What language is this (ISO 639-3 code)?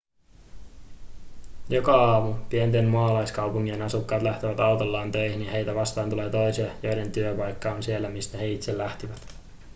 fin